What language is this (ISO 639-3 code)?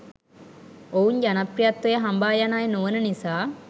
sin